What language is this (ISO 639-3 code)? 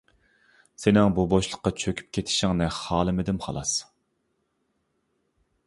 uig